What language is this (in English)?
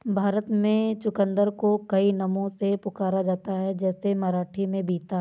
Hindi